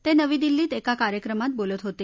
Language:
Marathi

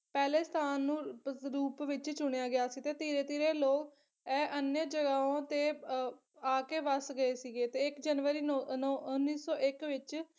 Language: Punjabi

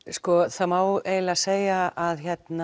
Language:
Icelandic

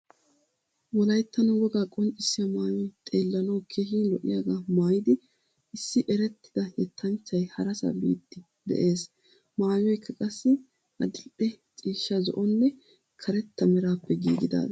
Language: Wolaytta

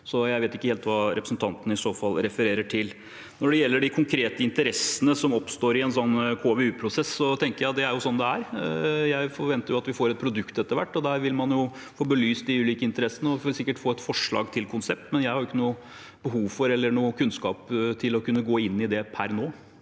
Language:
Norwegian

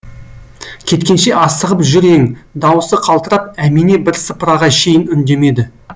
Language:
Kazakh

